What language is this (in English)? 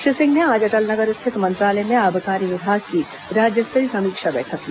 Hindi